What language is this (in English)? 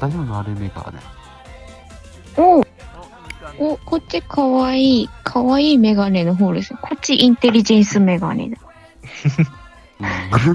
Japanese